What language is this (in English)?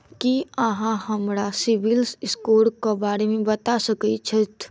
Maithili